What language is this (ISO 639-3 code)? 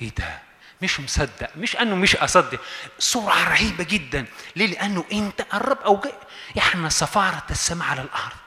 ara